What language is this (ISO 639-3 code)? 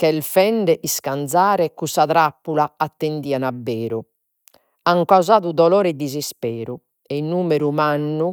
srd